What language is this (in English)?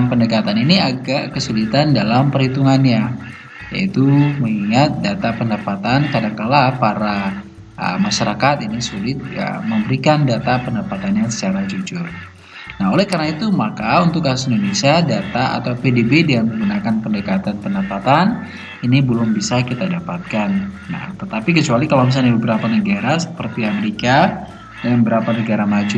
Indonesian